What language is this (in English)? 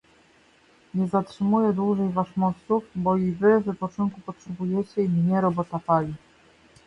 Polish